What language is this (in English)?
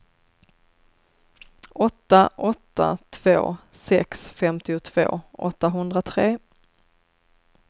Swedish